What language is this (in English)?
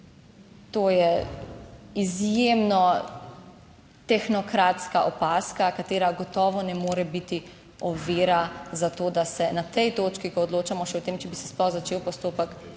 Slovenian